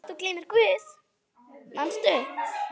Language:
Icelandic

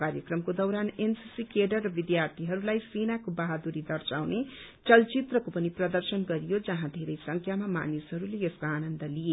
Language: Nepali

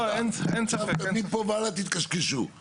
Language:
Hebrew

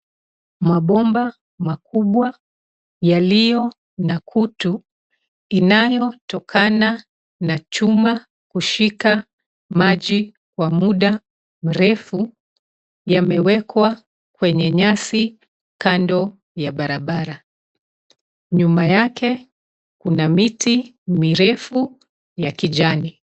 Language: Swahili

